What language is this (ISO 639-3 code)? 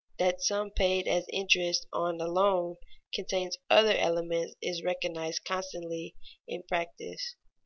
eng